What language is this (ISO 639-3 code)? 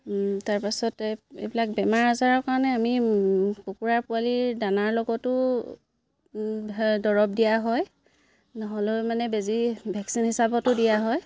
asm